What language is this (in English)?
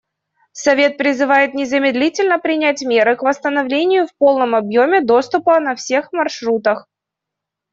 Russian